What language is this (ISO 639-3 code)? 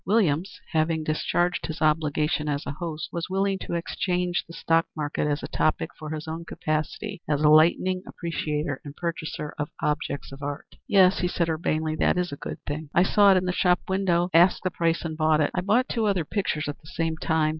eng